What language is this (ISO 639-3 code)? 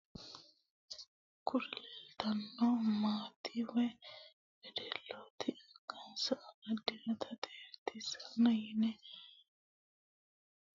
sid